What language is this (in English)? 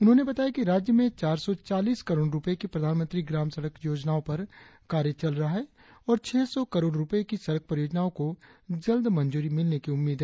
Hindi